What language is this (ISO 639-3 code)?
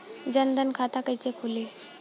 bho